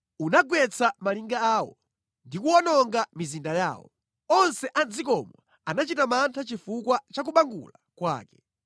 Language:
Nyanja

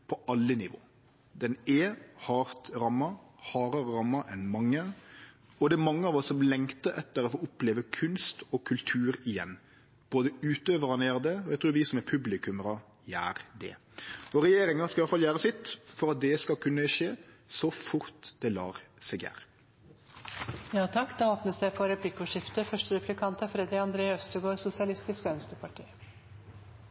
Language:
Norwegian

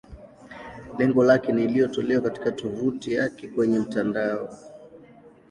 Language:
Swahili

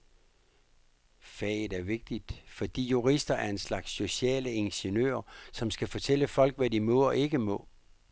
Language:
Danish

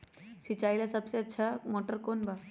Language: Magahi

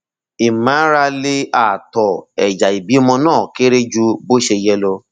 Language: Yoruba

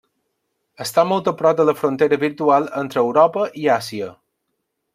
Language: Catalan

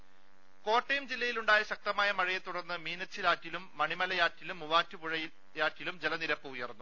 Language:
Malayalam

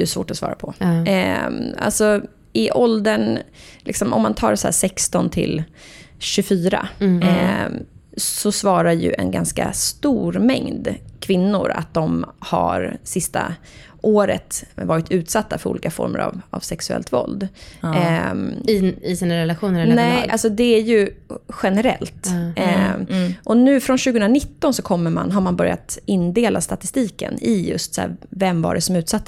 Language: Swedish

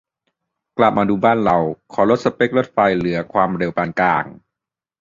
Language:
Thai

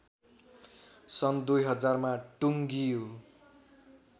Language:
Nepali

